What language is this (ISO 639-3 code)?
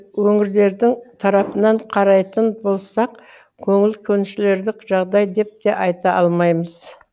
kaz